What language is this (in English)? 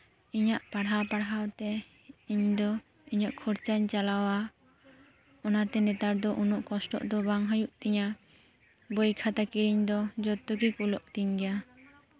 Santali